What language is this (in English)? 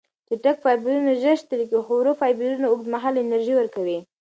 Pashto